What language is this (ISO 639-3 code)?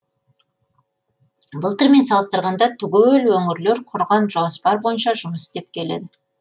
kaz